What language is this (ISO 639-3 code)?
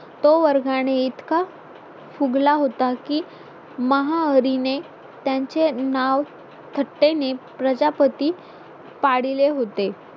mar